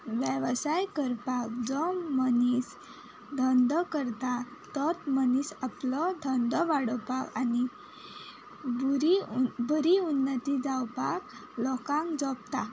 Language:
Konkani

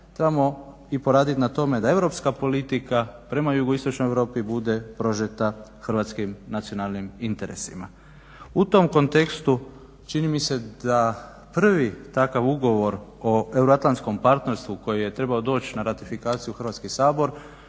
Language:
Croatian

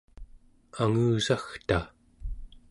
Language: Central Yupik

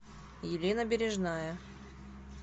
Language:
Russian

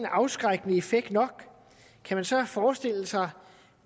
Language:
Danish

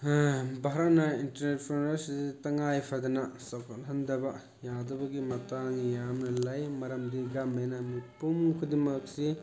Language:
Manipuri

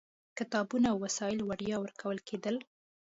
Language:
Pashto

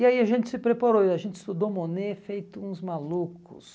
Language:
Portuguese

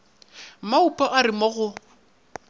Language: Northern Sotho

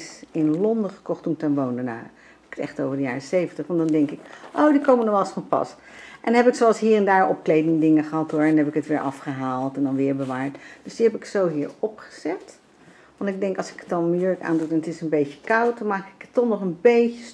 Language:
Dutch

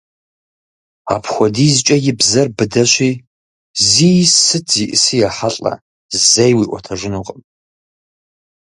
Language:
Kabardian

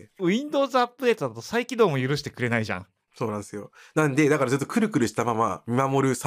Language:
Japanese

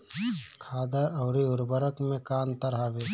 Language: Bhojpuri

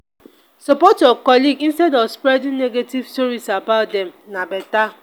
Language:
Nigerian Pidgin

